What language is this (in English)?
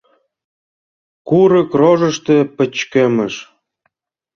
Mari